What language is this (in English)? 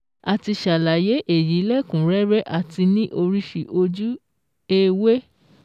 Yoruba